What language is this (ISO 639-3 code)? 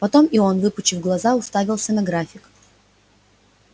rus